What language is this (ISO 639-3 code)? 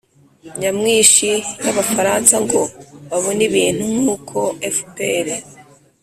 kin